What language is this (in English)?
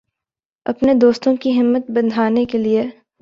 Urdu